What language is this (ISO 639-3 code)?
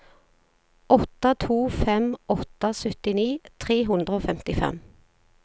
nor